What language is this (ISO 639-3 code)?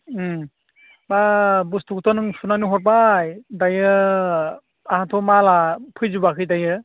brx